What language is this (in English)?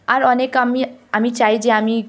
Bangla